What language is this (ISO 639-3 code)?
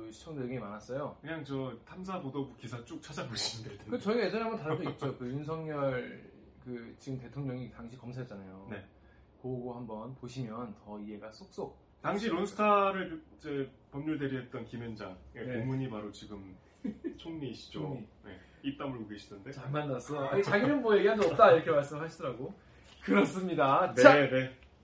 kor